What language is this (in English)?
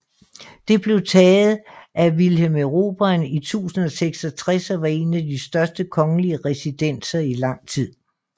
Danish